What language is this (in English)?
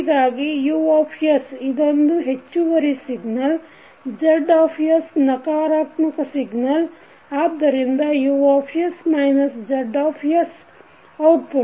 Kannada